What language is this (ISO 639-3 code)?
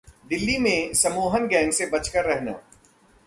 hin